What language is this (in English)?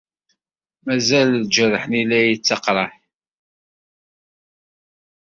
Kabyle